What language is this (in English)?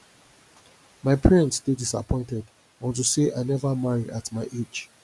Nigerian Pidgin